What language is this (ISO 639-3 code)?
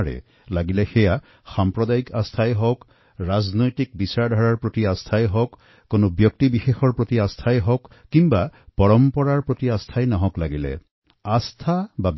asm